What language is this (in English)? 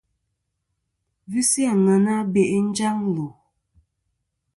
Kom